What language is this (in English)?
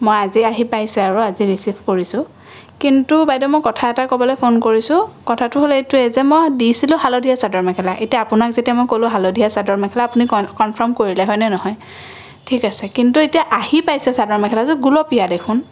Assamese